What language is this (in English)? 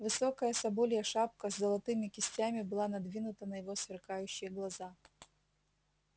Russian